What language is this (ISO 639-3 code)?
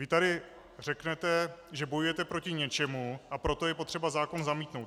ces